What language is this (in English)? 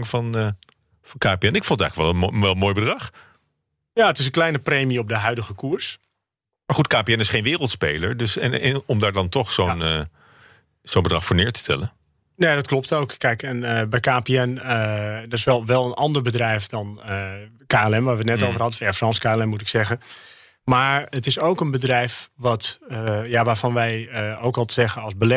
Dutch